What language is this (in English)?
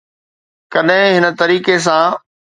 Sindhi